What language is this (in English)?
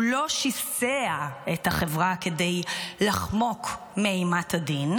Hebrew